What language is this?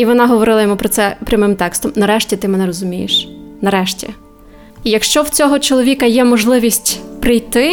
Ukrainian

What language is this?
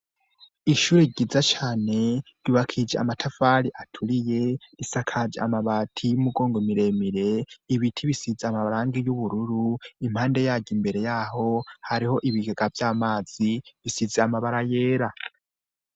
Rundi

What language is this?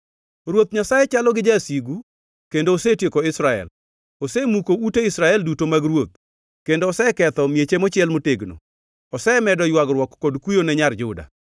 Luo (Kenya and Tanzania)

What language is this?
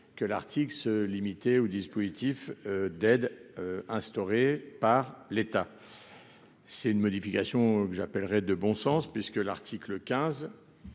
French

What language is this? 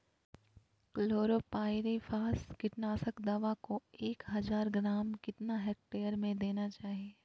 Magahi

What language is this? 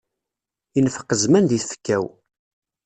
Kabyle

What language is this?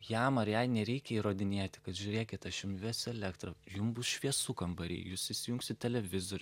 Lithuanian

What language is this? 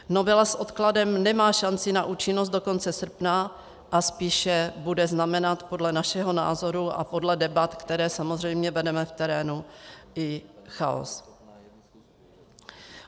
Czech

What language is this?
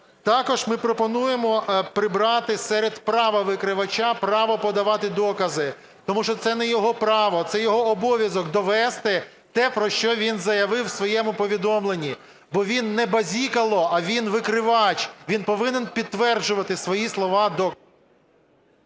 Ukrainian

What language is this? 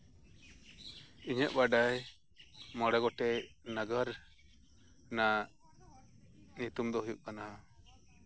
Santali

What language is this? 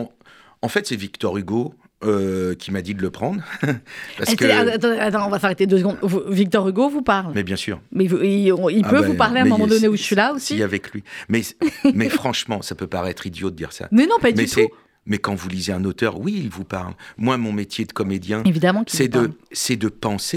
French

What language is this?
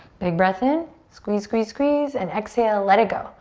English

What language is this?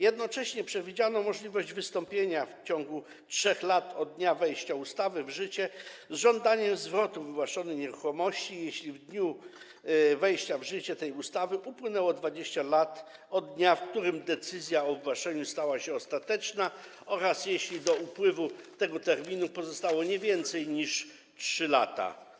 Polish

